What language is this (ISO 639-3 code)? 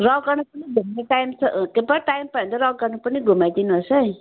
nep